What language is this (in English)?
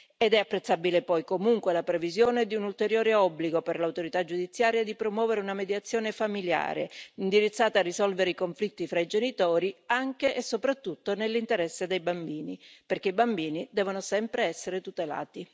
Italian